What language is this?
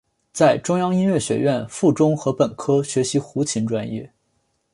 Chinese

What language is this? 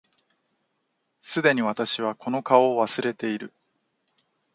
Japanese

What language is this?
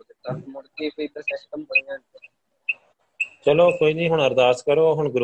Punjabi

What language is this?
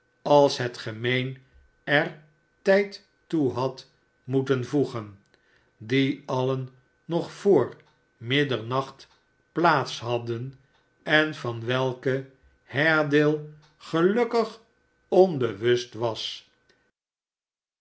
Dutch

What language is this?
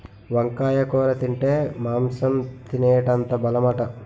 Telugu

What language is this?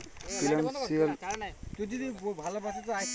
Bangla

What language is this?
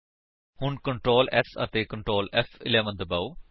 Punjabi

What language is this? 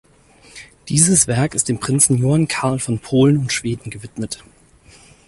German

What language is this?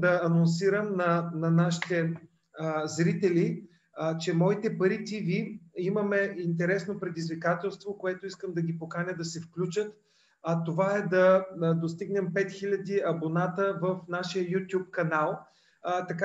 Bulgarian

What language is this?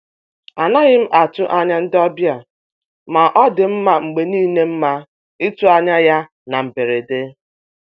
Igbo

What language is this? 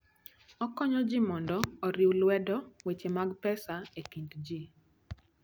Luo (Kenya and Tanzania)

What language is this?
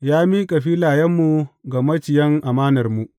Hausa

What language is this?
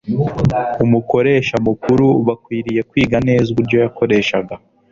Kinyarwanda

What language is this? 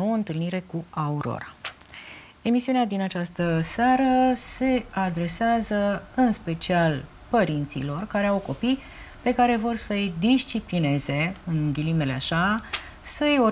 Romanian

